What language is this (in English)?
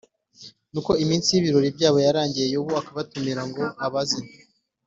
Kinyarwanda